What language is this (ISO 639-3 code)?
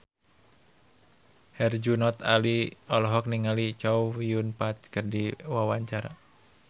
sun